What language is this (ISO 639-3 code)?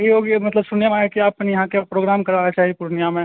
mai